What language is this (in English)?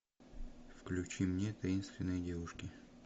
Russian